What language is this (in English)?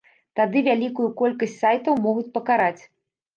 Belarusian